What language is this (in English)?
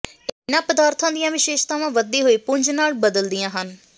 Punjabi